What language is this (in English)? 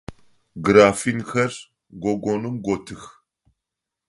Adyghe